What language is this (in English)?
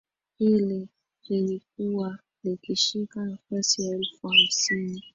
Swahili